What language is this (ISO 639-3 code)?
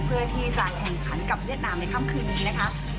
tha